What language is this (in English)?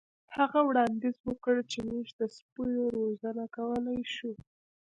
Pashto